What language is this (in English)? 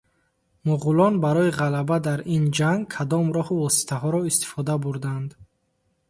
Tajik